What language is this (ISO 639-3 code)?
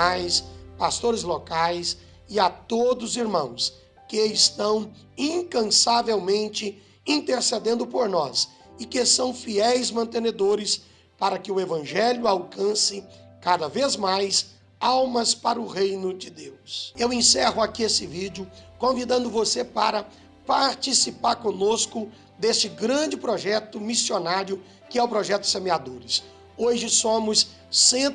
por